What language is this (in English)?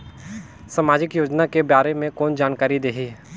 Chhattisgarhi